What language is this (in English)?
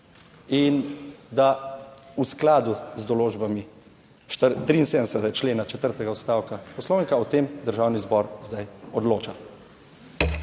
Slovenian